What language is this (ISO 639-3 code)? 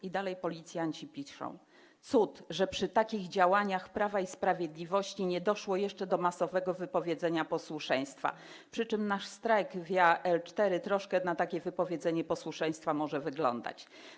pol